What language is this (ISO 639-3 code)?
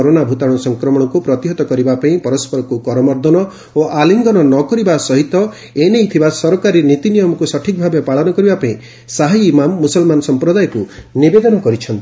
ori